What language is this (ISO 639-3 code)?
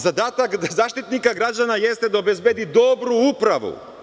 srp